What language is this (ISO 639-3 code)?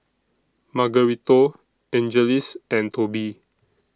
eng